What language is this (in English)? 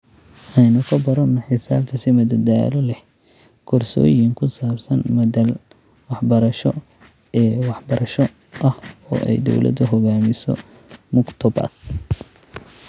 Somali